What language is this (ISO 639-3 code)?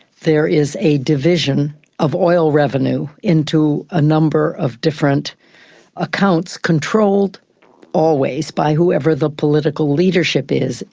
eng